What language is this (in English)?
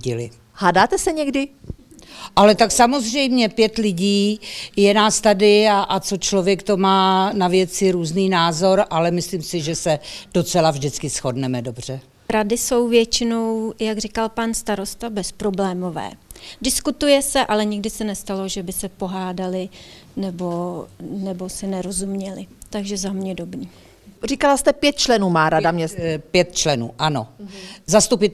Czech